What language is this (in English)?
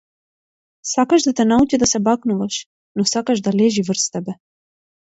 Macedonian